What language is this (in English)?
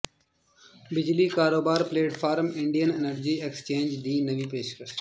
Punjabi